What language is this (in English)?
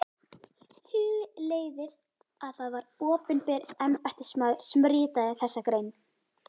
Icelandic